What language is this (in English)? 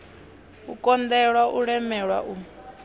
Venda